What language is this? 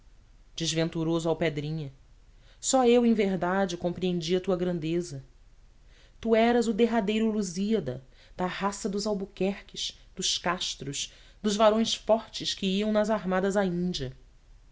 Portuguese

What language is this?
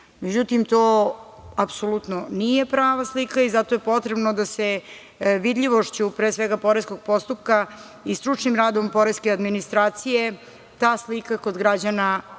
Serbian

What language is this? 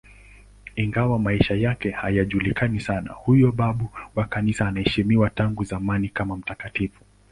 Swahili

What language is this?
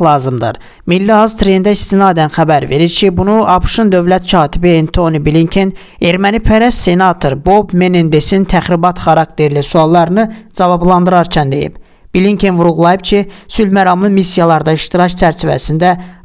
Turkish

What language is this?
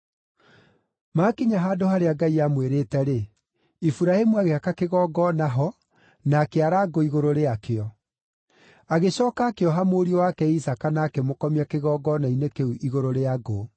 Kikuyu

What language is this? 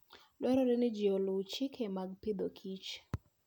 Luo (Kenya and Tanzania)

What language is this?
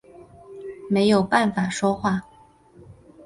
Chinese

